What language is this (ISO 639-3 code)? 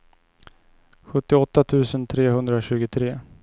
swe